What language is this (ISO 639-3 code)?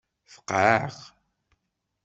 kab